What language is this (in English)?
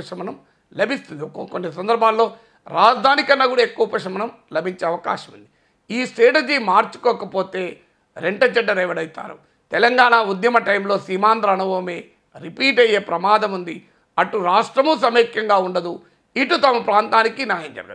Telugu